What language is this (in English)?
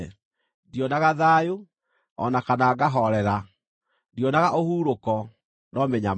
Kikuyu